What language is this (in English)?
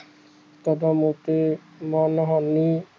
Punjabi